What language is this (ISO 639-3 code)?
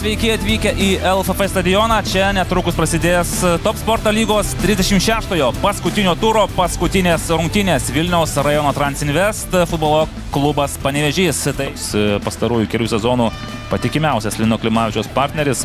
lit